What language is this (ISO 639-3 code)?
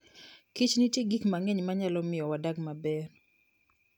luo